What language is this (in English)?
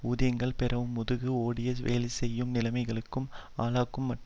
Tamil